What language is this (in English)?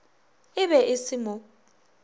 Northern Sotho